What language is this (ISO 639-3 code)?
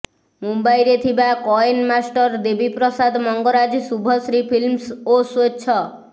ori